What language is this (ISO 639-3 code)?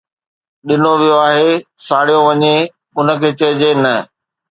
snd